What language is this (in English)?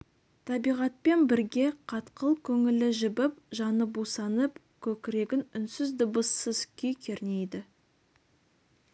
Kazakh